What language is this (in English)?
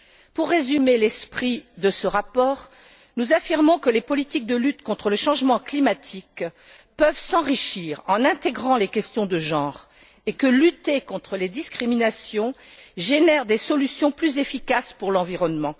French